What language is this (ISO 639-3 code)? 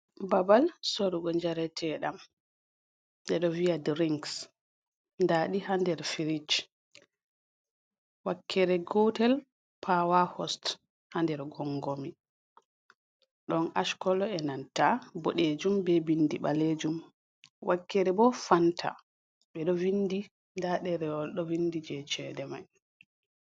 ful